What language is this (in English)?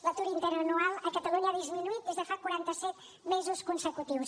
Catalan